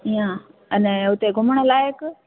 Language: Sindhi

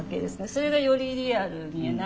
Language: Japanese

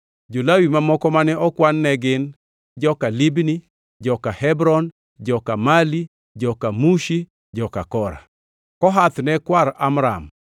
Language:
Luo (Kenya and Tanzania)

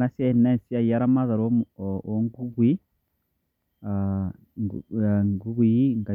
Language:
Masai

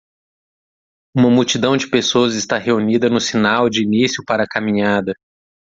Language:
Portuguese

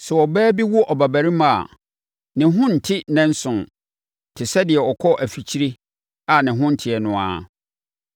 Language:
Akan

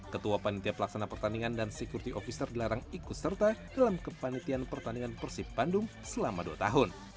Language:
Indonesian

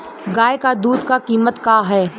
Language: Bhojpuri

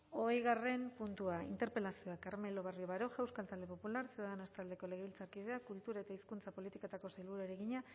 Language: Basque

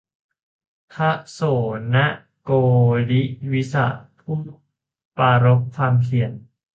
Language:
Thai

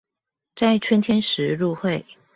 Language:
Chinese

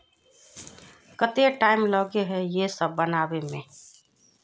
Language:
Magahi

